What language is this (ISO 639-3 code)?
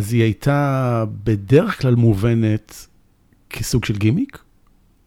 heb